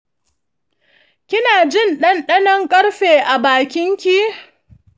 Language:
Hausa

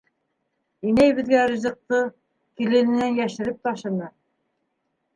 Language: Bashkir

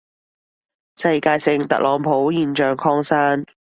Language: Cantonese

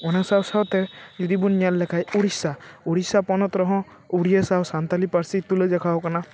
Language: Santali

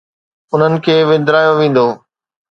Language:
Sindhi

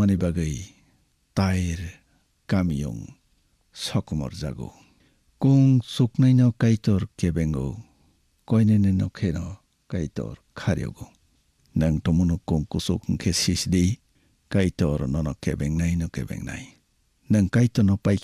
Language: Bangla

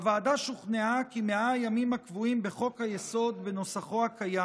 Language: Hebrew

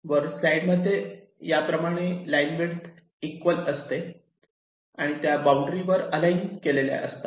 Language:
Marathi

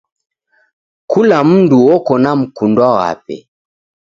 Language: Taita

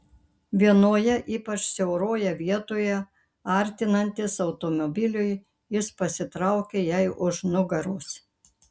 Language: Lithuanian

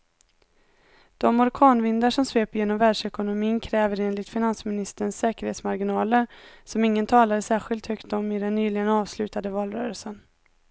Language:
Swedish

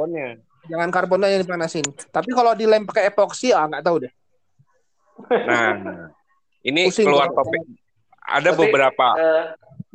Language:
Indonesian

